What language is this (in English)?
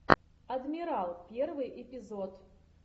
Russian